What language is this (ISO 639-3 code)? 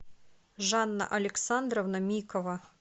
rus